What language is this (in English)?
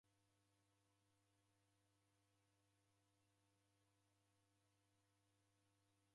Taita